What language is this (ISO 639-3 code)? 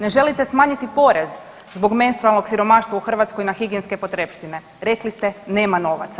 hrv